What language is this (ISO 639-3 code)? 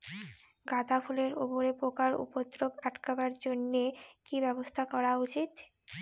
ben